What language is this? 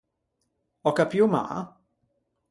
Ligurian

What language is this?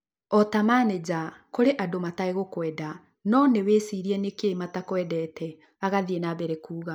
Kikuyu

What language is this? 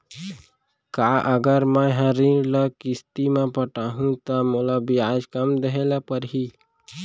Chhattisgarhi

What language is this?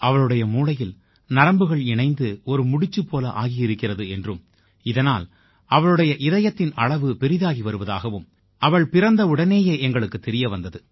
Tamil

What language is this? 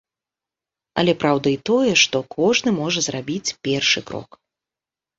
Belarusian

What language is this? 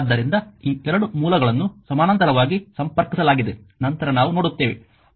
Kannada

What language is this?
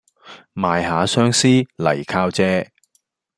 Cantonese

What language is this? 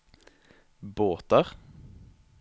Norwegian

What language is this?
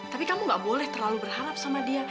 Indonesian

